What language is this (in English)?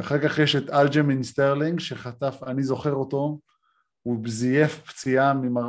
Hebrew